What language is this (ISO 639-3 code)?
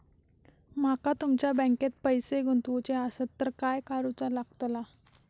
mar